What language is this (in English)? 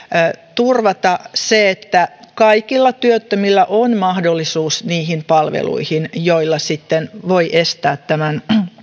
Finnish